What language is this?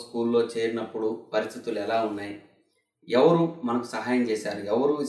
Telugu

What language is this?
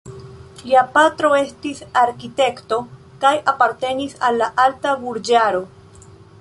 Esperanto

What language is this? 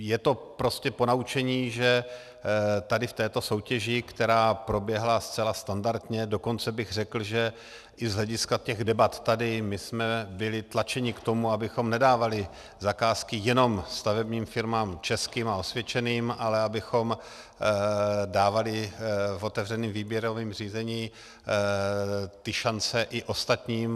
Czech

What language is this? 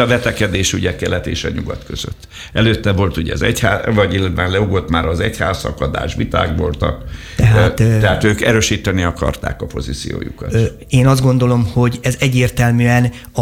Hungarian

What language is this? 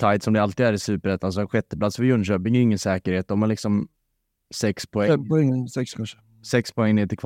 Swedish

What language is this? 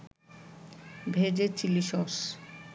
Bangla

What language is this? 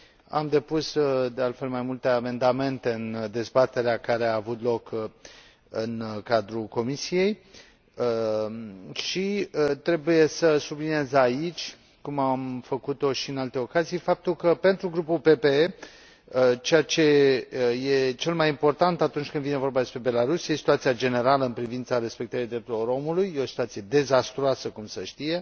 Romanian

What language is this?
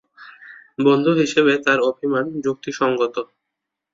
Bangla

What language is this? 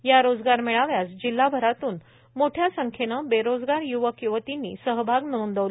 Marathi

